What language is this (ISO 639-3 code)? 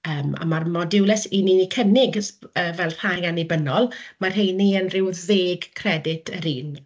cym